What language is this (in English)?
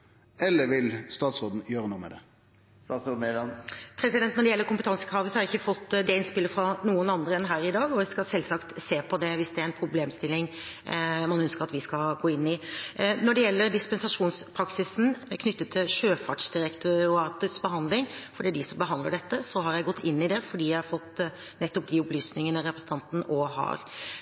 Norwegian